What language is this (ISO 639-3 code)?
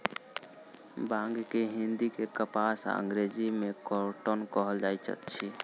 mai